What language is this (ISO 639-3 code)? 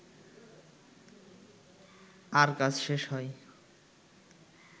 ben